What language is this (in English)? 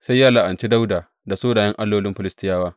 Hausa